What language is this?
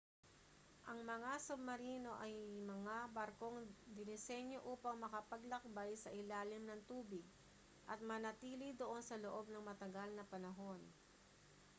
Filipino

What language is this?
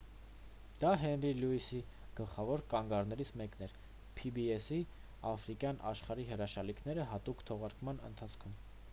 Armenian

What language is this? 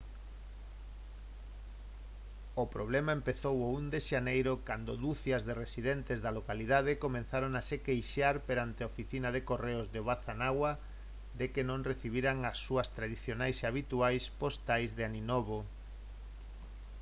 Galician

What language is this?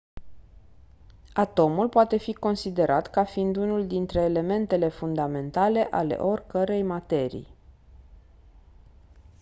Romanian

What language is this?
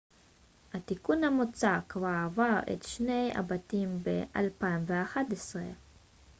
Hebrew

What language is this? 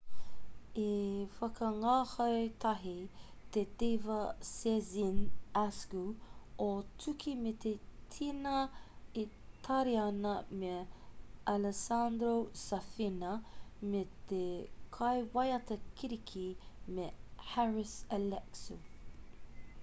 Māori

